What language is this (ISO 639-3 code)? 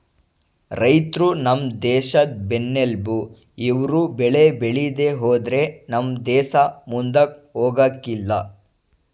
kan